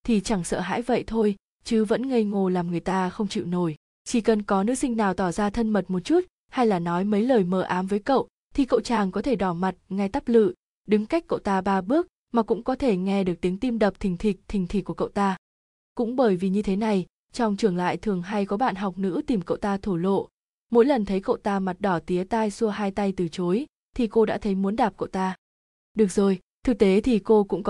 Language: Vietnamese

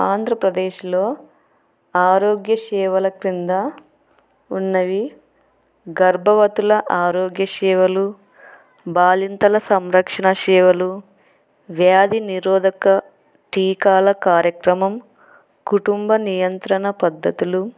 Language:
Telugu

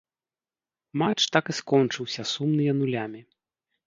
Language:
Belarusian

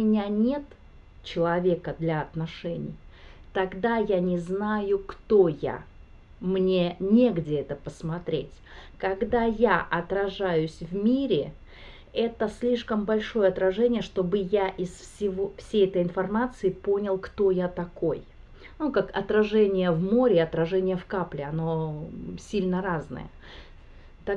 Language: Russian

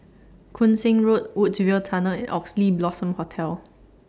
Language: English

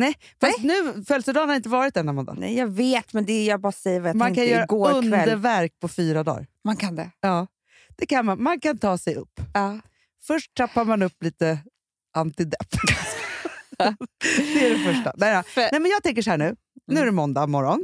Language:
Swedish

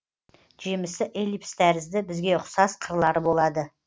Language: Kazakh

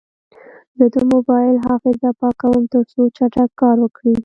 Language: Pashto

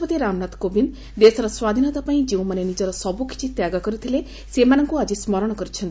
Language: Odia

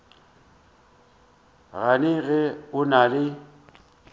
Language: Northern Sotho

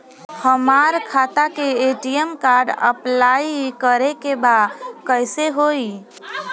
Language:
Bhojpuri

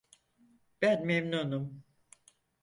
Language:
Turkish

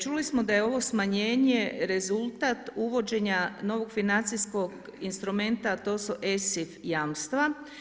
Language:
Croatian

